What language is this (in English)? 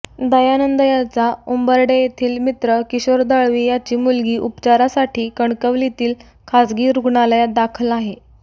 Marathi